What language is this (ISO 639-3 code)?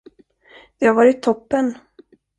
swe